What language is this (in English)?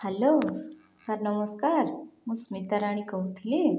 Odia